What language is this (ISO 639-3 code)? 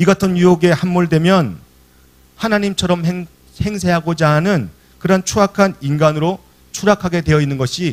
kor